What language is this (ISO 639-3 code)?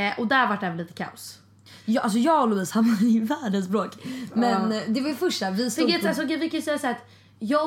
swe